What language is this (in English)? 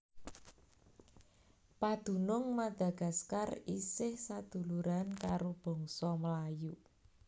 Javanese